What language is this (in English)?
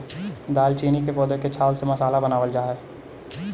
Magahi